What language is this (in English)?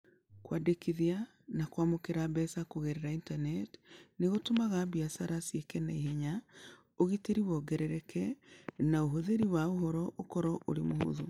Kikuyu